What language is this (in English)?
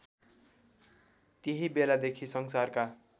Nepali